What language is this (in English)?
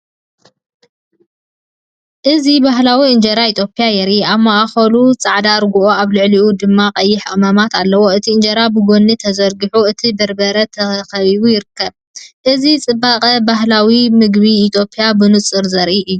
Tigrinya